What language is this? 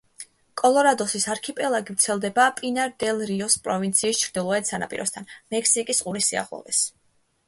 Georgian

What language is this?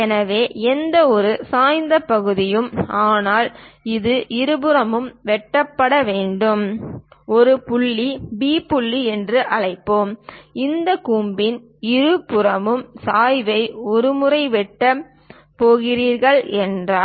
Tamil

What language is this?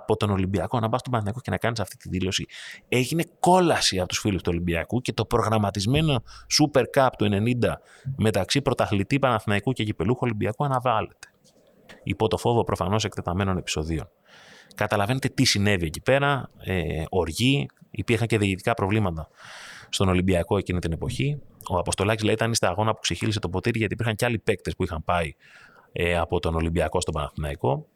Greek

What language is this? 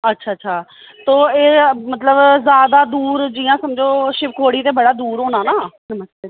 Dogri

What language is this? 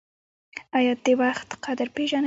Pashto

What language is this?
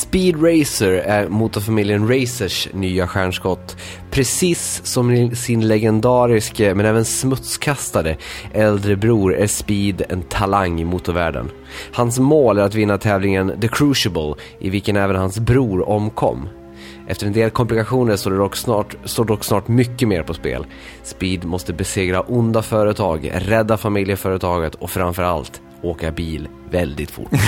Swedish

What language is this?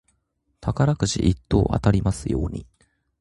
Japanese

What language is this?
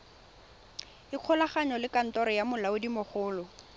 Tswana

